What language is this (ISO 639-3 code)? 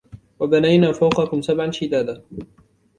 ara